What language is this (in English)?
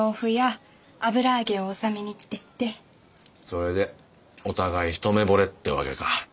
Japanese